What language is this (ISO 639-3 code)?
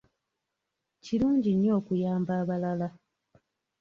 lug